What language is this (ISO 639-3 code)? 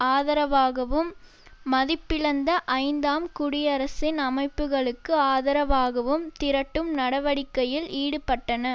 tam